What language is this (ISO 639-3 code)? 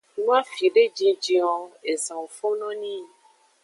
ajg